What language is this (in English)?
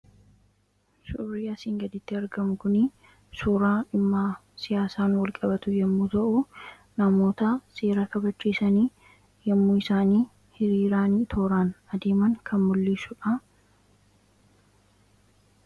Oromo